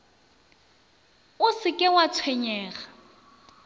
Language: Northern Sotho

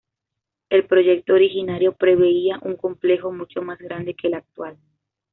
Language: Spanish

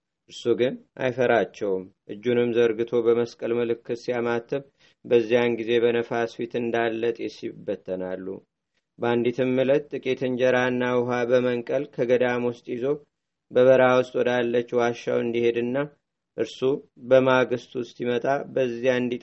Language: Amharic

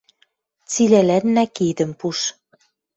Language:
Western Mari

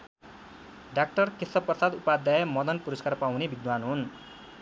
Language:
Nepali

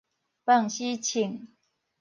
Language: Min Nan Chinese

